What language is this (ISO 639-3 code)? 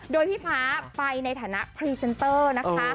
tha